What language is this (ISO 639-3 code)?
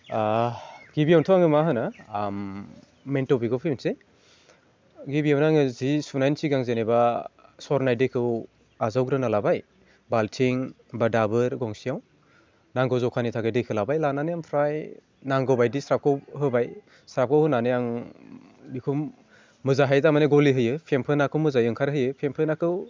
brx